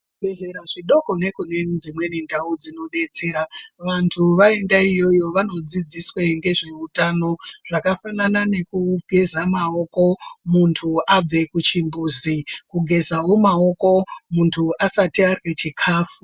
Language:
Ndau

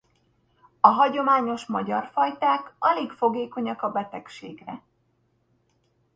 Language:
Hungarian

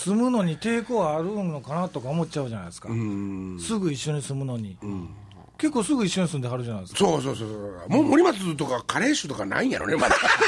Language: Japanese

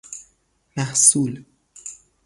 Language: Persian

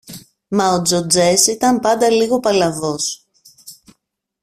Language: Greek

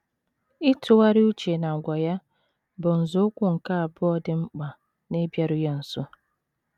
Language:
Igbo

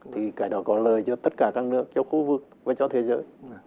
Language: Vietnamese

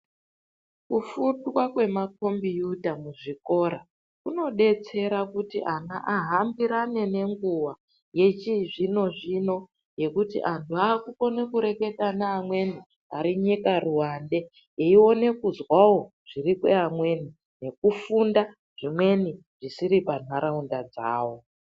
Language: Ndau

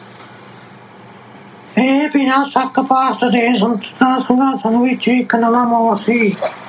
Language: Punjabi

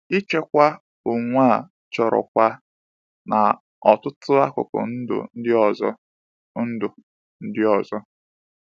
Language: Igbo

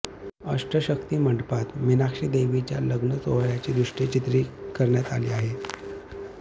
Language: Marathi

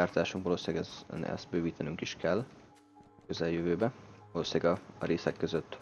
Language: Hungarian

